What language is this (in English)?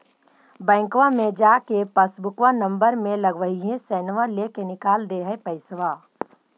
Magahi